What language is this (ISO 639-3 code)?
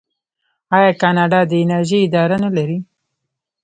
pus